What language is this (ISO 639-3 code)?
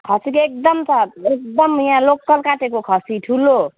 nep